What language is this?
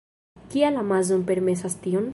Esperanto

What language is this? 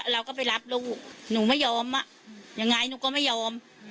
Thai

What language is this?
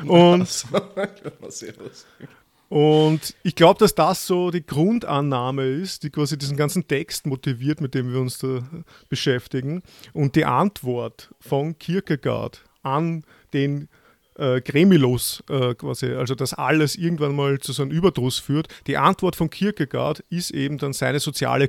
German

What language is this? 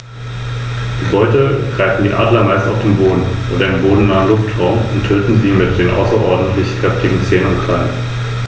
German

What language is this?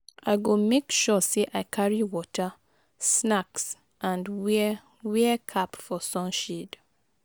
Nigerian Pidgin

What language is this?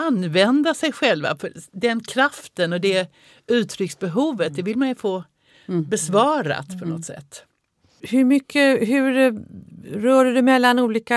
Swedish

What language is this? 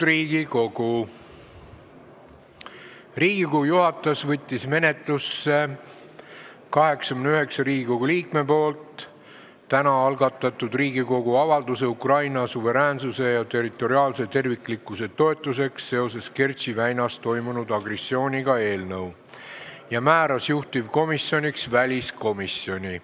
Estonian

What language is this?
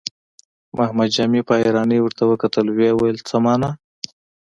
Pashto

